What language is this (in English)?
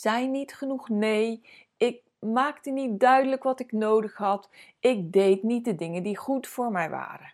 Dutch